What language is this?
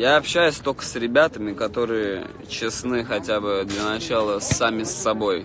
Russian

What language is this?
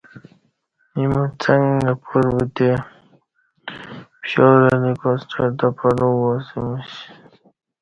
Kati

